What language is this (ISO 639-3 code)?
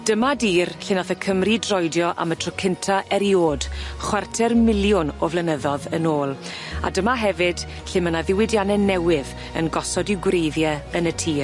cym